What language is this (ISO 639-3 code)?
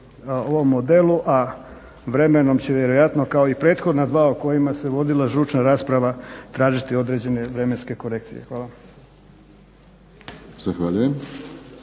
hrv